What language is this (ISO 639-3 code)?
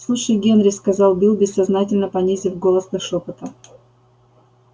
rus